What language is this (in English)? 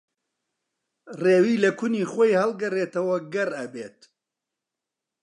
Central Kurdish